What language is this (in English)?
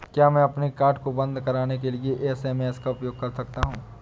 Hindi